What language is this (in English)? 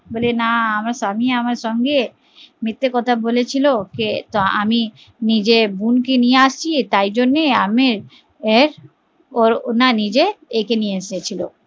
Bangla